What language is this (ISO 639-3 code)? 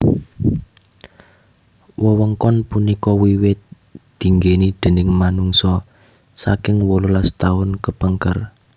jav